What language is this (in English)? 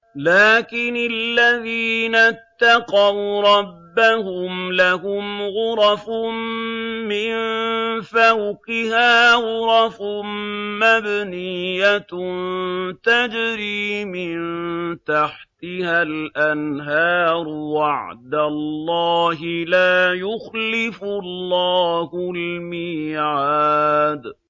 Arabic